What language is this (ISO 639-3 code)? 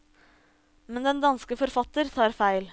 nor